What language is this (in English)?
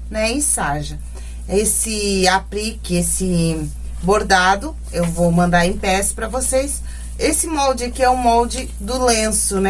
Portuguese